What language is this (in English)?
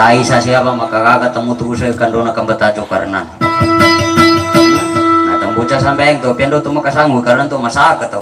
Thai